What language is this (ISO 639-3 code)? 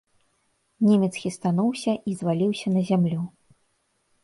bel